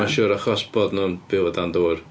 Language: Welsh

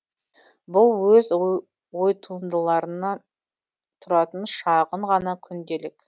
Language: Kazakh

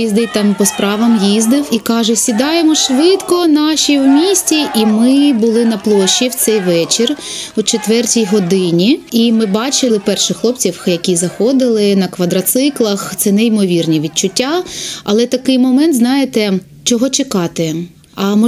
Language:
Ukrainian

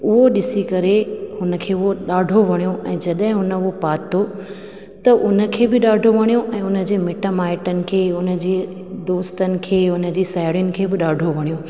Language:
Sindhi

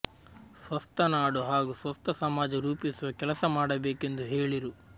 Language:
Kannada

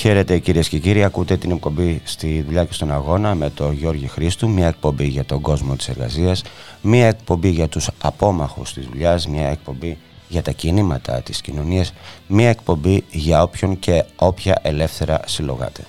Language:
Greek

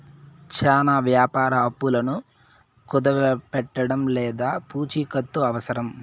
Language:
Telugu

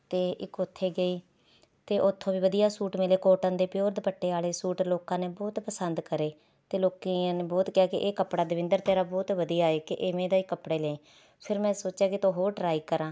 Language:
Punjabi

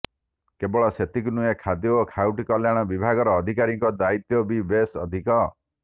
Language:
Odia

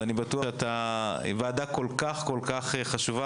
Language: Hebrew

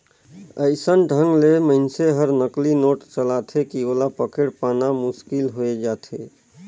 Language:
Chhattisgarhi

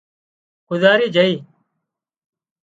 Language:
Wadiyara Koli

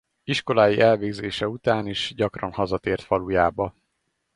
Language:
Hungarian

